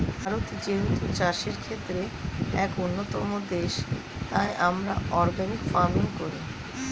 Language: Bangla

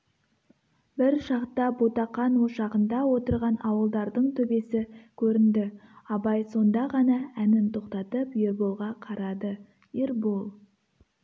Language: Kazakh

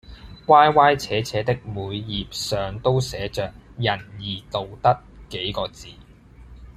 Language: Cantonese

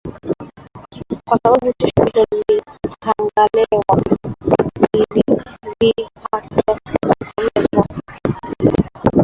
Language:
Swahili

